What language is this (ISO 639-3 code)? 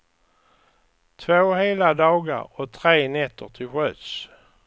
swe